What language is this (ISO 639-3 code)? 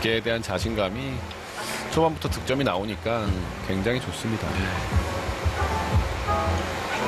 kor